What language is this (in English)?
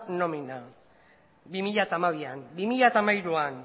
Basque